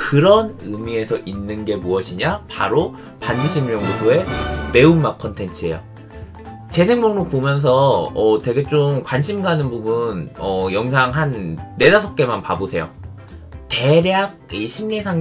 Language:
Korean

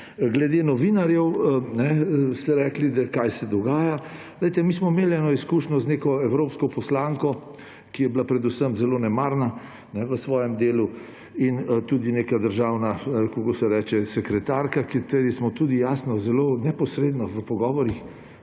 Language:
Slovenian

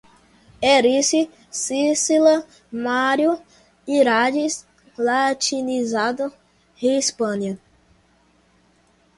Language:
Portuguese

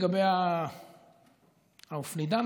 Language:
Hebrew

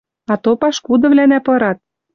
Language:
Western Mari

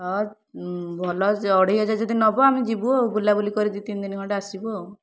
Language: Odia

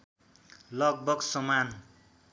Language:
Nepali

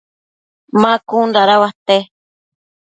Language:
Matsés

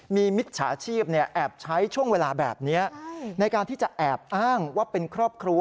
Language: Thai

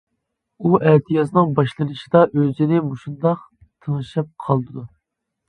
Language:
Uyghur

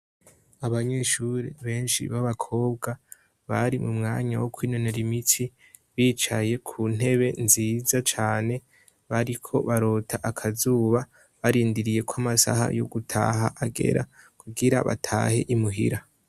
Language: Rundi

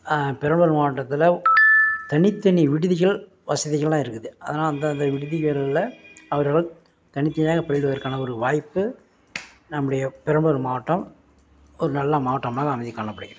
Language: Tamil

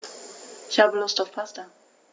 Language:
German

